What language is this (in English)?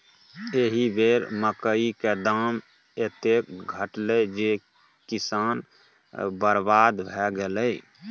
Maithili